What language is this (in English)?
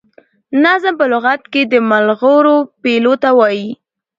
Pashto